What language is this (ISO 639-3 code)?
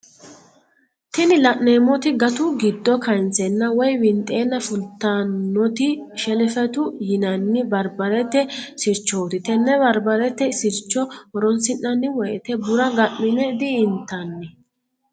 sid